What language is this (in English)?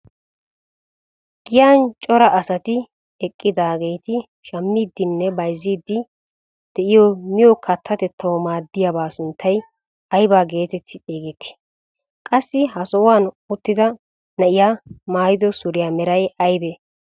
Wolaytta